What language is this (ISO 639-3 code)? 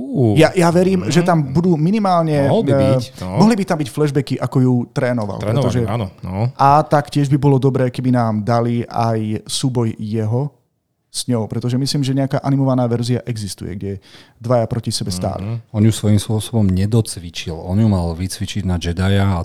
slk